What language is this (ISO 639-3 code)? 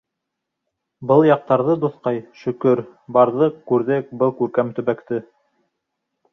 bak